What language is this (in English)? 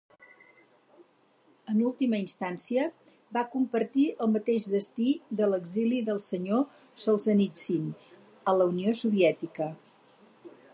Catalan